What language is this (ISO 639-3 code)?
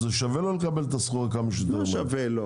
heb